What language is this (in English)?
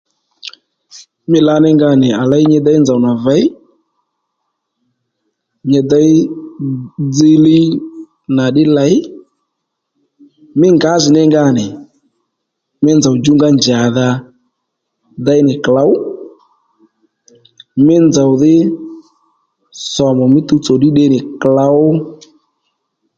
Lendu